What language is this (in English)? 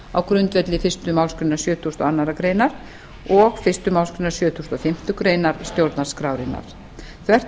Icelandic